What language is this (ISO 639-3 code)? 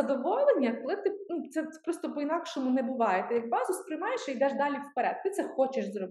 ukr